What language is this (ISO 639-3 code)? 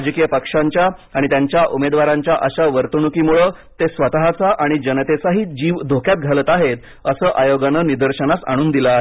mar